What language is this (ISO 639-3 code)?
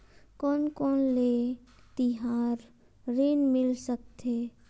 hne